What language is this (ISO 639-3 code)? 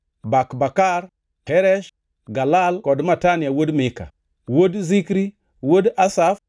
luo